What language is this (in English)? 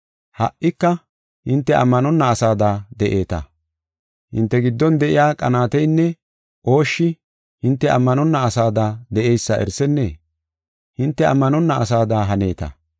Gofa